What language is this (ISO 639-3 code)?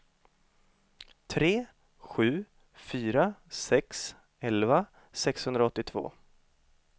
swe